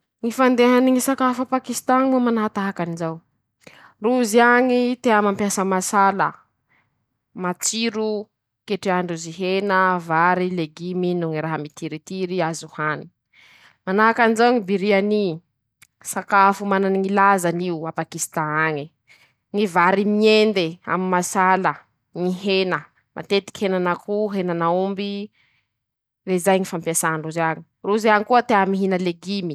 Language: Masikoro Malagasy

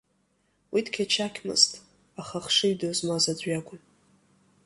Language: Abkhazian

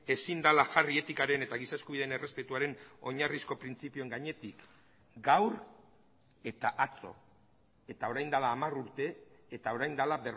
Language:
Basque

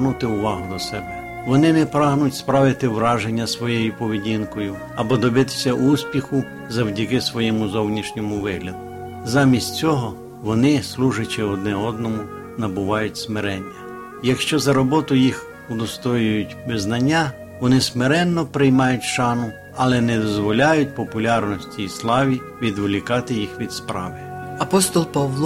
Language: Ukrainian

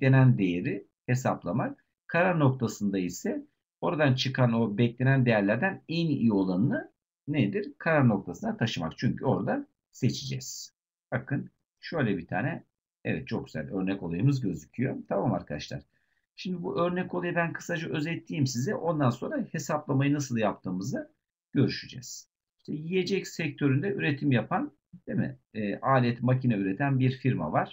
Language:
Turkish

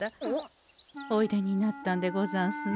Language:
Japanese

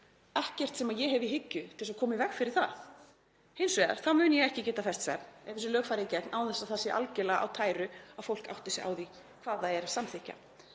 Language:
Icelandic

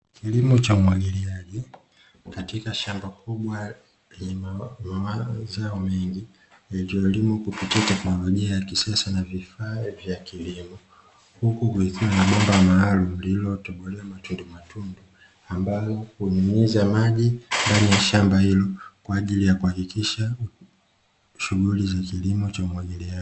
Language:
Swahili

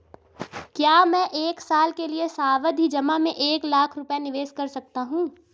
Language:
Hindi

